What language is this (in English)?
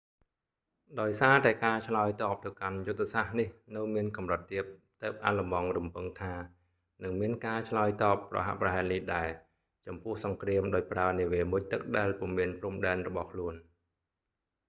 Khmer